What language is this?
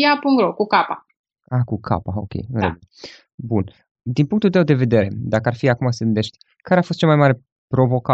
Romanian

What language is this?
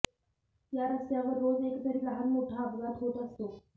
Marathi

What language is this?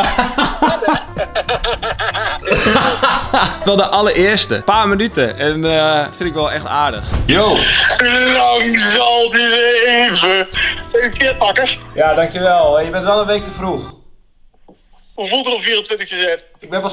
Dutch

